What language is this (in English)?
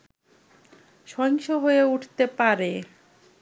Bangla